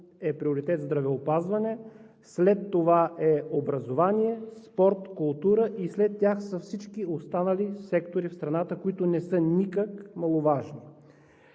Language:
Bulgarian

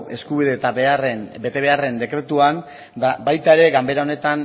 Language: Basque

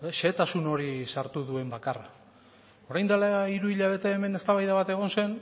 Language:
Basque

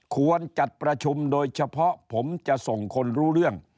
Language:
Thai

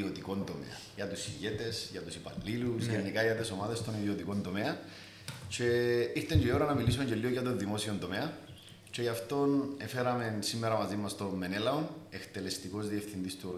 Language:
Greek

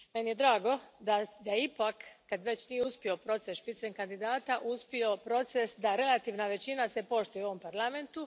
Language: Croatian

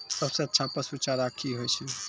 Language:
Maithili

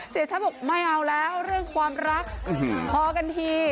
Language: Thai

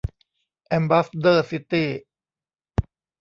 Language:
Thai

